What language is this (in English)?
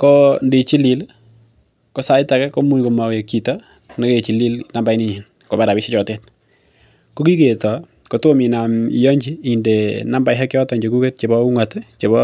Kalenjin